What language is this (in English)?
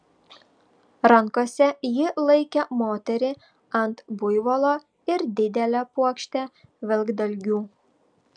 Lithuanian